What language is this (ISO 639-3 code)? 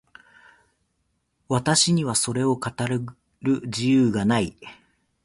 jpn